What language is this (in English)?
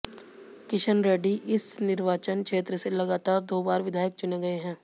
Hindi